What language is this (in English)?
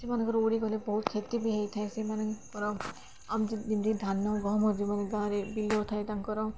Odia